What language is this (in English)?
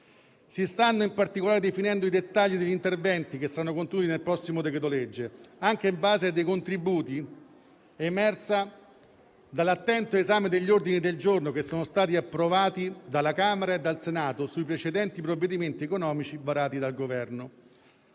Italian